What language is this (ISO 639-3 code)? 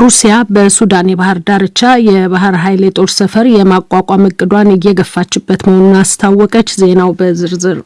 amh